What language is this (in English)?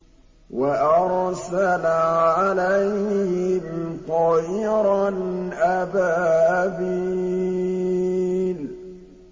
Arabic